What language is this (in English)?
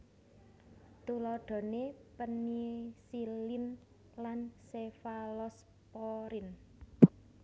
Javanese